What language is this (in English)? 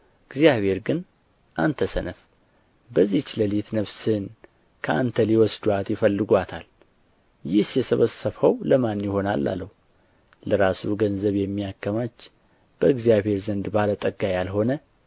Amharic